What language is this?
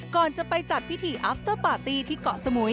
Thai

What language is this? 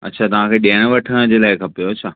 Sindhi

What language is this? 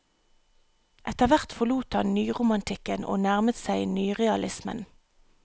Norwegian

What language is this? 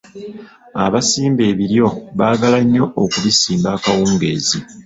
Ganda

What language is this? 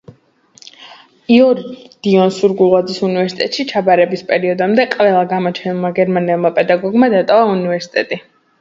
Georgian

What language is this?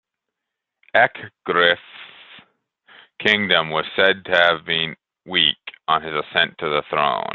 English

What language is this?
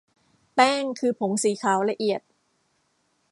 Thai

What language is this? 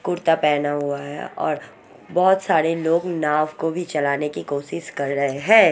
Hindi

